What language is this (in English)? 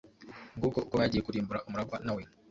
Kinyarwanda